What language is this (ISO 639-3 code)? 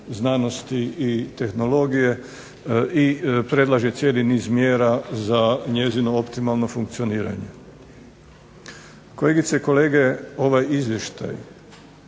hrv